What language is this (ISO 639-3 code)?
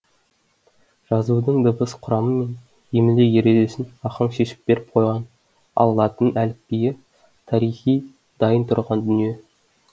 kaz